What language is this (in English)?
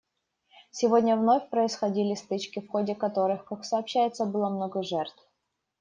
Russian